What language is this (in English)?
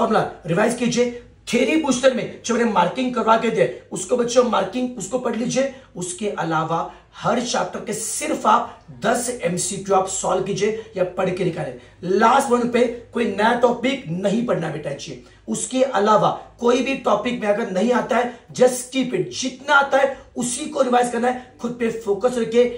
Hindi